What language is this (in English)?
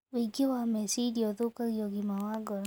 Kikuyu